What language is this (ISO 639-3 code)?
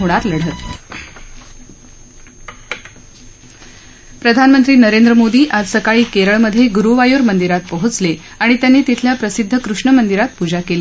mar